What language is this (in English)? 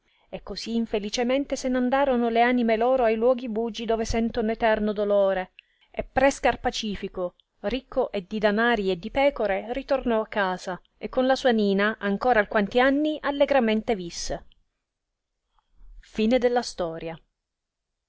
Italian